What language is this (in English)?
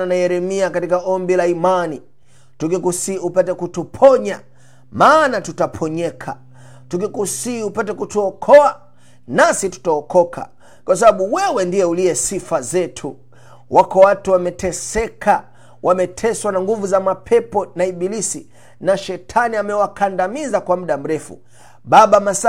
Swahili